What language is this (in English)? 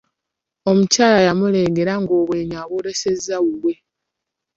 Ganda